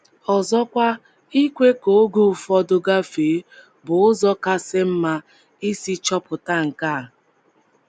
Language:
Igbo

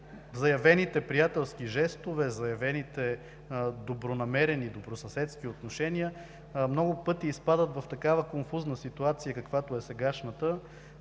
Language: Bulgarian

